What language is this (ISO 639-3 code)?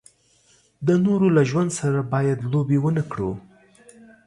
pus